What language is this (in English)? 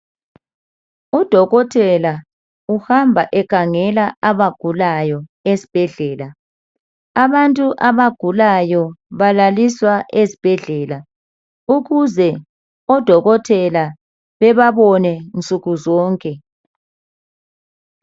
North Ndebele